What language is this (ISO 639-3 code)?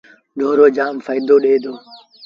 sbn